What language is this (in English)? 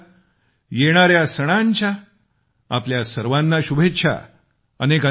Marathi